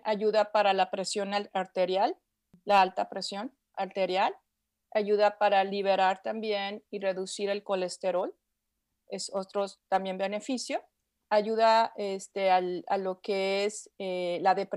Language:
Spanish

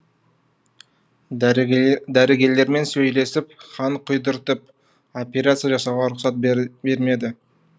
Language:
Kazakh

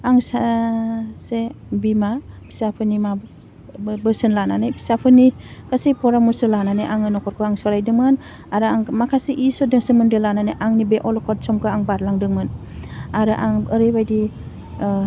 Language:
Bodo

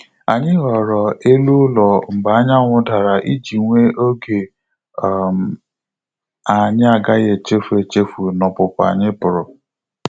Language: Igbo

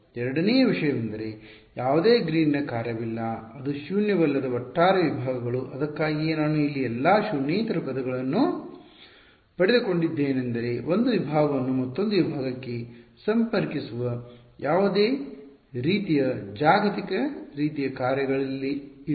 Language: Kannada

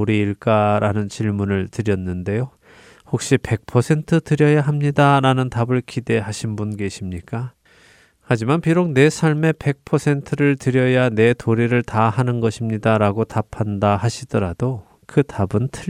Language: Korean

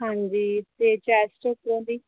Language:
Punjabi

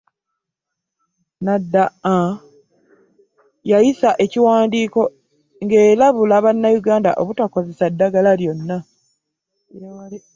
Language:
Ganda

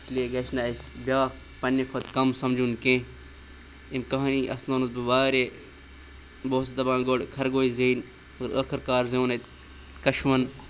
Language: Kashmiri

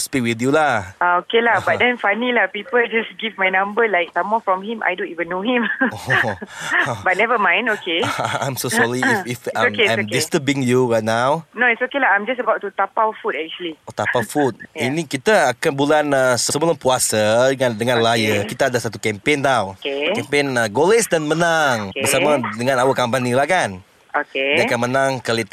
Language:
Malay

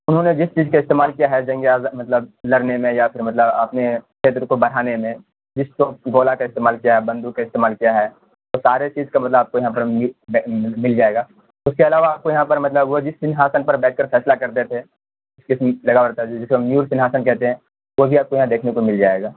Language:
Urdu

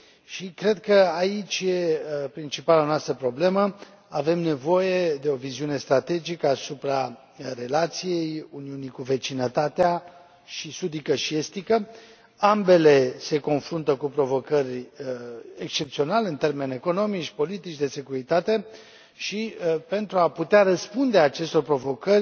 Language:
Romanian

